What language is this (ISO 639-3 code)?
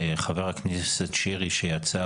heb